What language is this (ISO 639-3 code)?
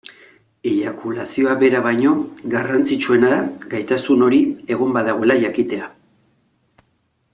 eus